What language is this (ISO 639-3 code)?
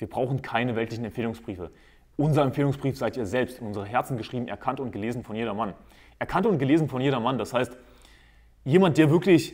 deu